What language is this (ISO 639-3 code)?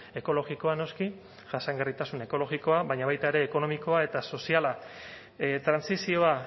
eus